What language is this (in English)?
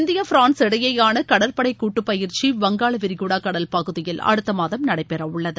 Tamil